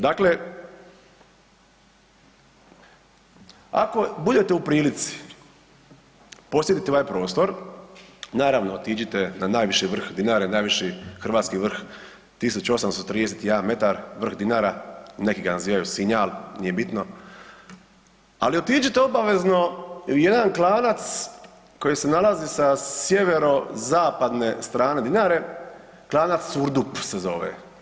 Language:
Croatian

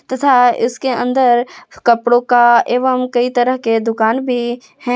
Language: Hindi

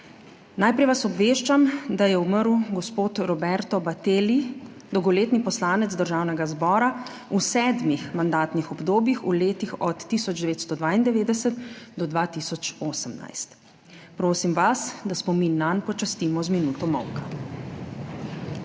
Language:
Slovenian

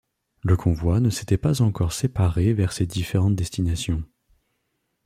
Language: French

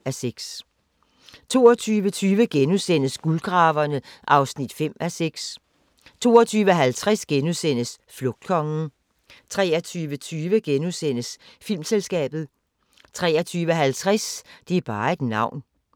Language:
Danish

